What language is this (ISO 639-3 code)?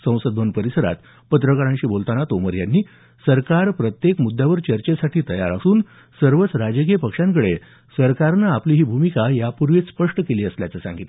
mar